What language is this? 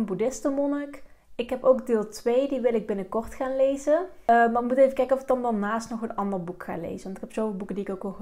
Dutch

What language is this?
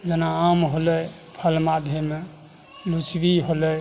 Maithili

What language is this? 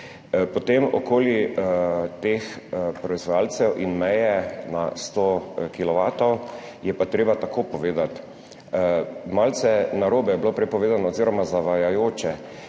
Slovenian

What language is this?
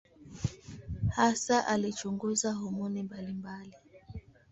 Swahili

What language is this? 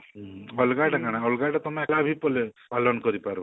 Odia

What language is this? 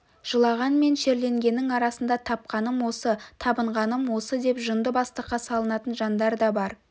Kazakh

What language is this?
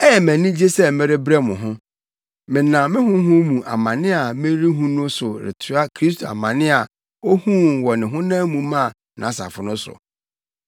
Akan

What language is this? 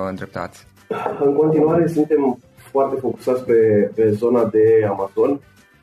Romanian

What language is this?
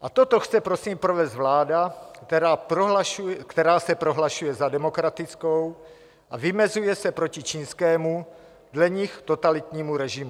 Czech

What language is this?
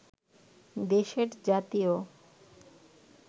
Bangla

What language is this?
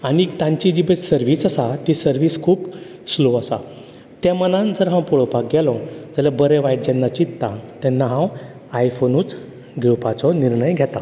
Konkani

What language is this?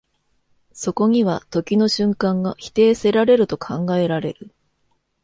Japanese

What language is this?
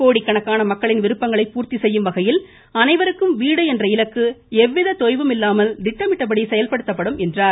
Tamil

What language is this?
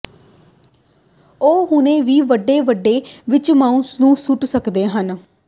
Punjabi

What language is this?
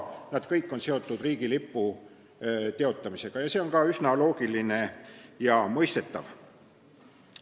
Estonian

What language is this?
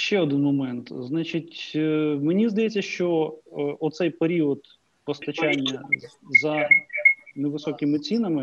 Ukrainian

